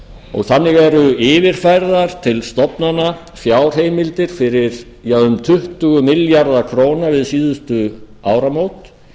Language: Icelandic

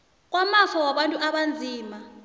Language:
South Ndebele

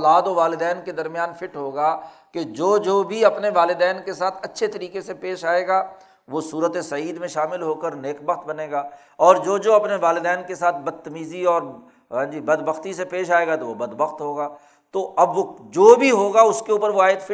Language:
Urdu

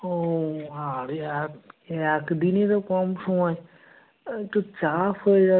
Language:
Bangla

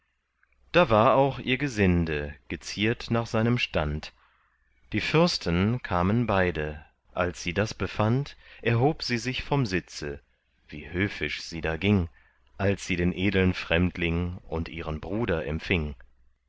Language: German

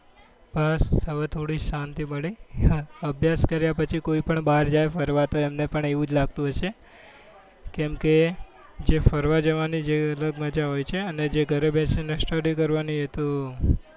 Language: Gujarati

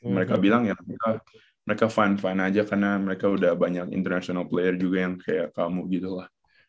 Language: Indonesian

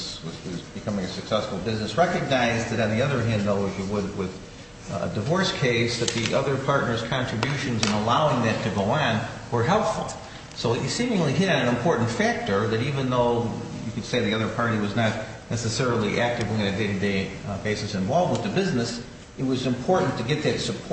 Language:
English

